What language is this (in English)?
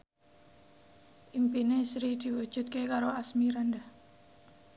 Javanese